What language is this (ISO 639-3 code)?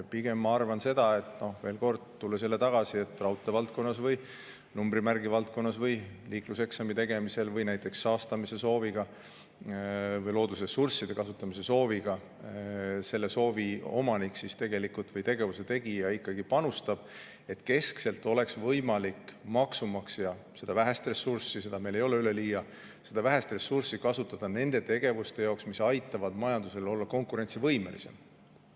est